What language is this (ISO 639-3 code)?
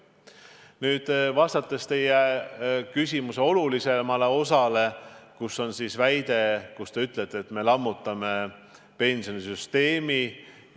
est